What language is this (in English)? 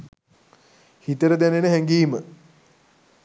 Sinhala